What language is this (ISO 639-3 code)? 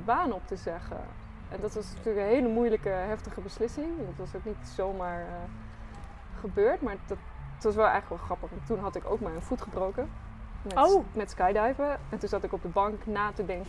nld